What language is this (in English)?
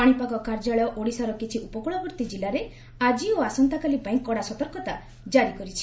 Odia